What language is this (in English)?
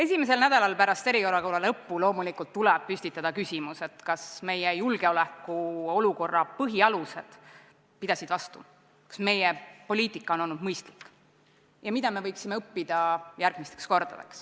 Estonian